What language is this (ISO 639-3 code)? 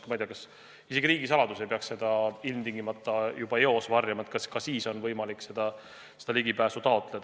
est